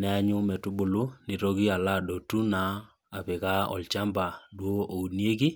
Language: Masai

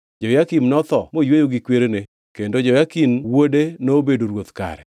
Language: Luo (Kenya and Tanzania)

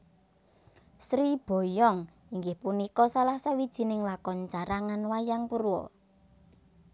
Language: Javanese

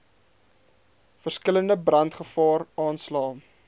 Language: Afrikaans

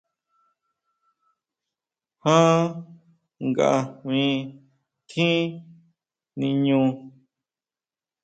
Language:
Huautla Mazatec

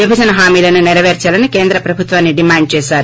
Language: Telugu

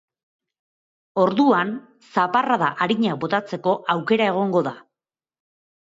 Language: Basque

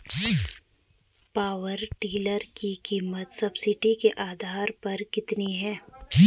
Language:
Hindi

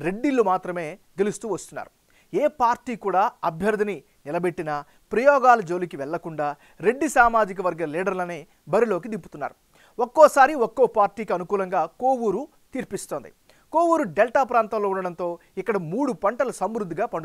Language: Telugu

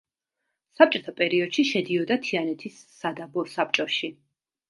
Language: Georgian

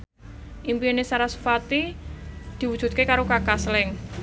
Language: Javanese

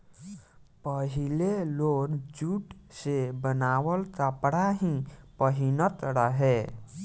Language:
Bhojpuri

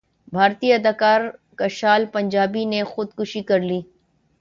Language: Urdu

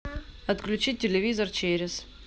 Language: Russian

